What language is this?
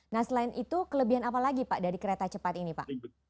Indonesian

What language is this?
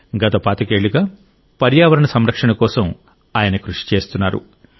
Telugu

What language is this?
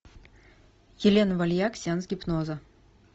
Russian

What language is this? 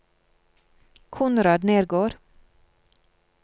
Norwegian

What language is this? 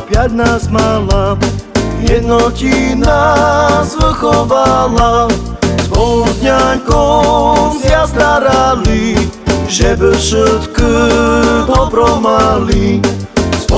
Slovak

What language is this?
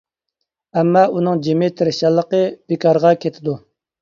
Uyghur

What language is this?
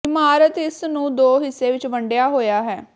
Punjabi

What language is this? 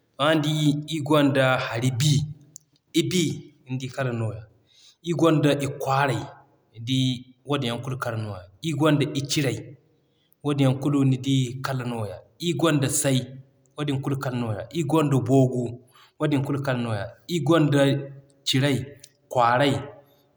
Zarma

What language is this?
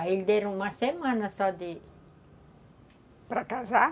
Portuguese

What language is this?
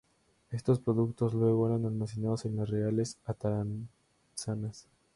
Spanish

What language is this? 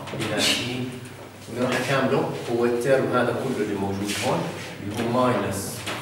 Arabic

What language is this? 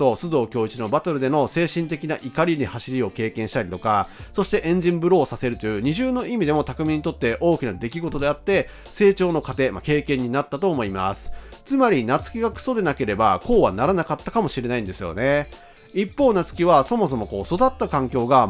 Japanese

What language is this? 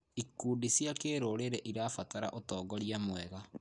Kikuyu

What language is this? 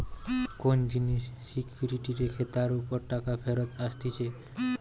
Bangla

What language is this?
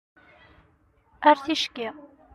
Kabyle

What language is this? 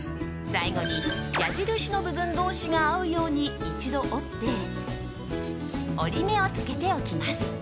Japanese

